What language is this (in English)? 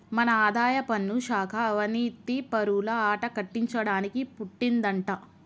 Telugu